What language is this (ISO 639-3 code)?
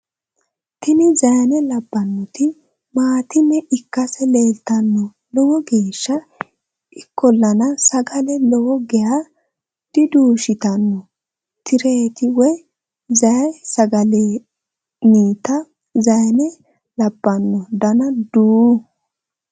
sid